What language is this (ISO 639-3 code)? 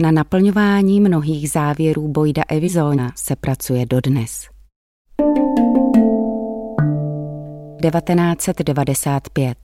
ces